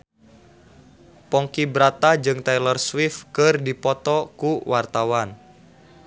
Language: Sundanese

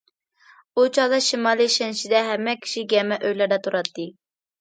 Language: Uyghur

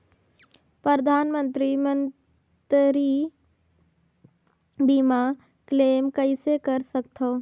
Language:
Chhattisgarhi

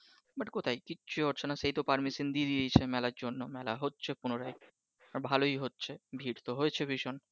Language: Bangla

